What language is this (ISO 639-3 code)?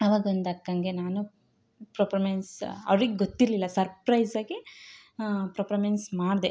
kan